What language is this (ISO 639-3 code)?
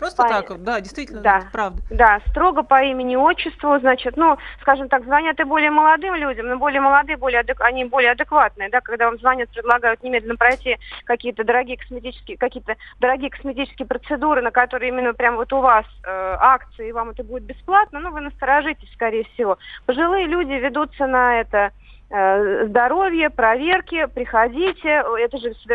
rus